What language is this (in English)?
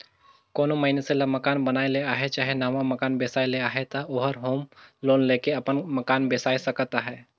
Chhattisgarhi